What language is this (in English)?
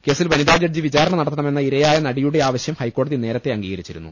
Malayalam